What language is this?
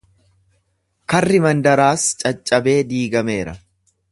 Oromo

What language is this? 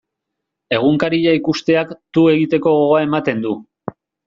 Basque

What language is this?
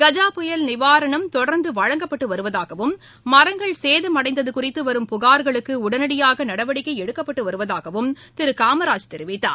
Tamil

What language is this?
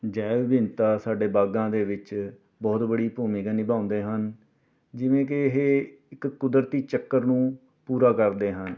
Punjabi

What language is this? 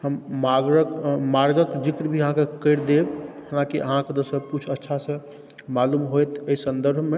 Maithili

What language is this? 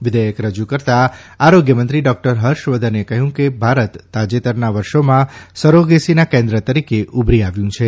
Gujarati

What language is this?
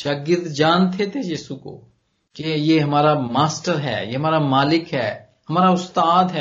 Punjabi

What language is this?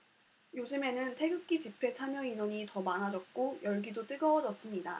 Korean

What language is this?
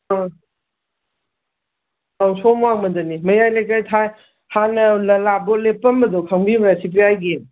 Manipuri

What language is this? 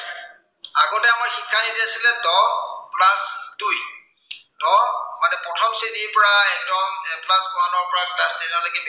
Assamese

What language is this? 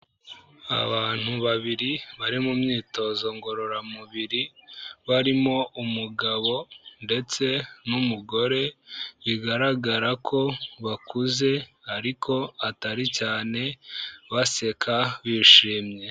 Kinyarwanda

